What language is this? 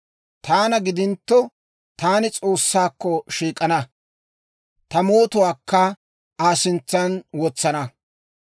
Dawro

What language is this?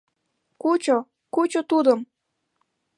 Mari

